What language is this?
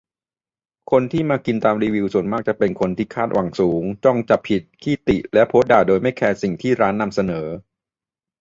Thai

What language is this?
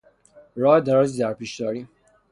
Persian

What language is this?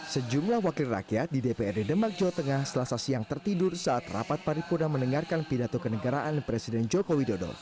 Indonesian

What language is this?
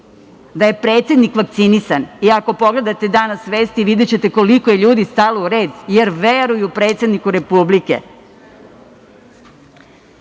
Serbian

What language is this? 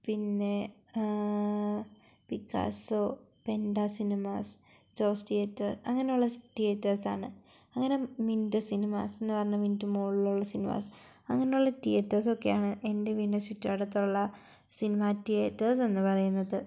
Malayalam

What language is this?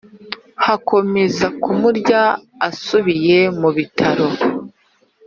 Kinyarwanda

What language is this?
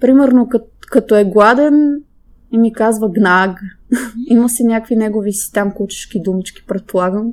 Bulgarian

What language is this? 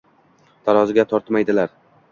Uzbek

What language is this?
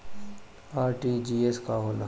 Bhojpuri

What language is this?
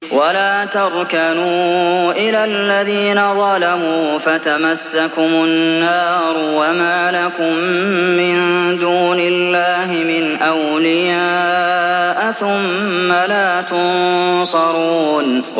Arabic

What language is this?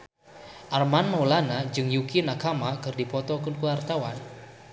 Sundanese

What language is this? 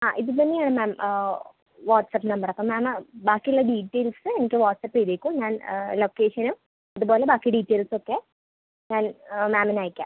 Malayalam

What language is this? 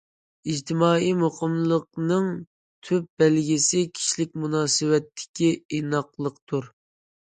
Uyghur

